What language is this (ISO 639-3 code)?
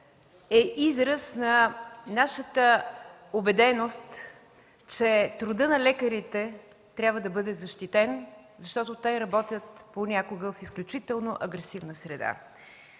bul